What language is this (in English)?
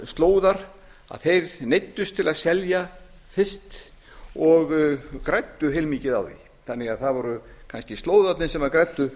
Icelandic